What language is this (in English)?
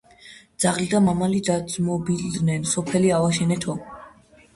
Georgian